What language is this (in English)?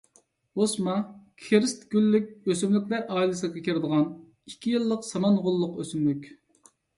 Uyghur